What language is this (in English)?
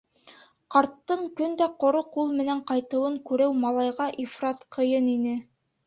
Bashkir